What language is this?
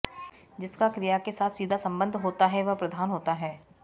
Sanskrit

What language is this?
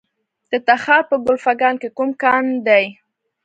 Pashto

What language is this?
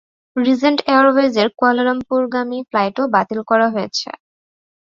Bangla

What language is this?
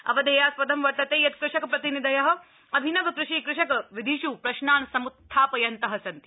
Sanskrit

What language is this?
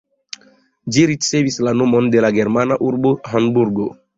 Esperanto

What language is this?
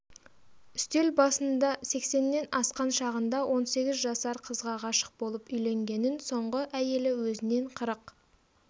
Kazakh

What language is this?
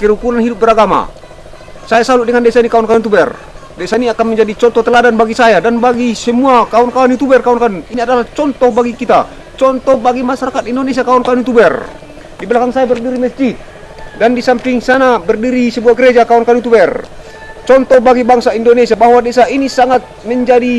Indonesian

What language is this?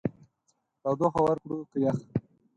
Pashto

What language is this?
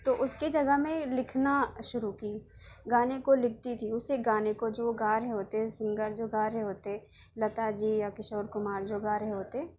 Urdu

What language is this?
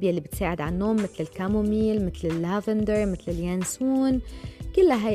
Arabic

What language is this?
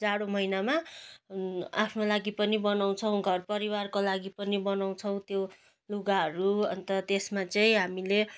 Nepali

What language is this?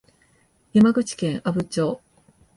Japanese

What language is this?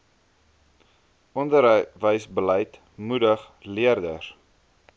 Afrikaans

